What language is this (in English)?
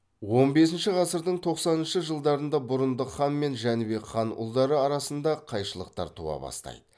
Kazakh